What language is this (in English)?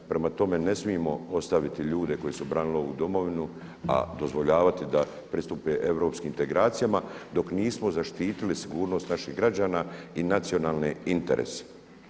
Croatian